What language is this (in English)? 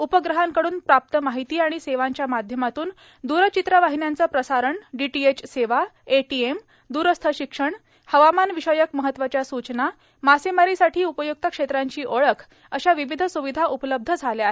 Marathi